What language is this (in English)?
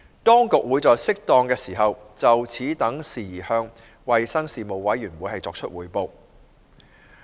Cantonese